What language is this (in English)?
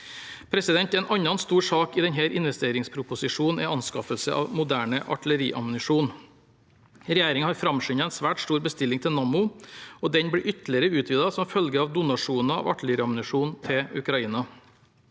Norwegian